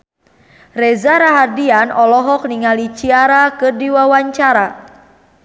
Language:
Sundanese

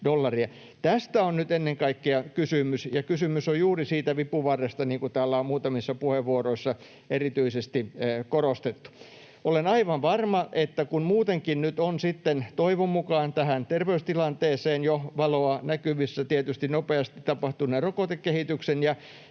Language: Finnish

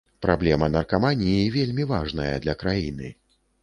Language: Belarusian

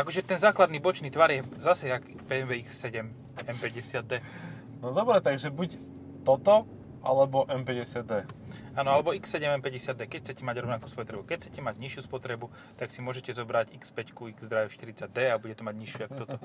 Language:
Slovak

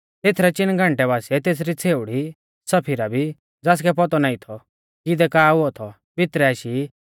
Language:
Mahasu Pahari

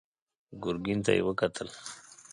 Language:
Pashto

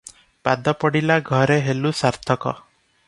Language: Odia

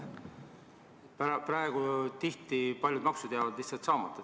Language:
Estonian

